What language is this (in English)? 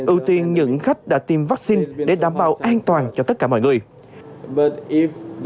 Vietnamese